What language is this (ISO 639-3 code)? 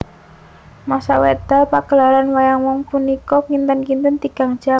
jav